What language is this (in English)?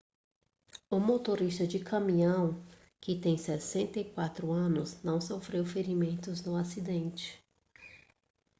Portuguese